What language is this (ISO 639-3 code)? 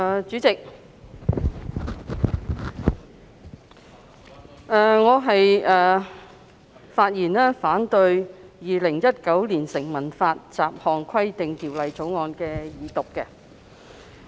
yue